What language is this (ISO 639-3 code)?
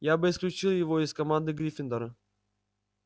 rus